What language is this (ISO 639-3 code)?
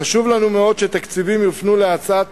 heb